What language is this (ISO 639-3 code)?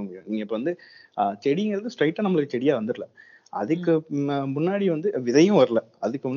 tam